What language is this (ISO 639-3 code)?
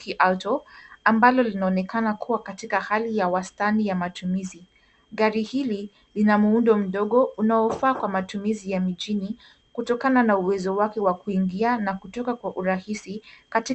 swa